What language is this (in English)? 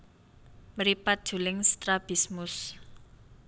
Javanese